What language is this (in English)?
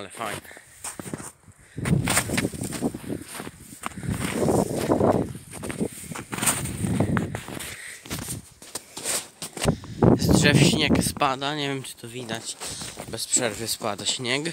Polish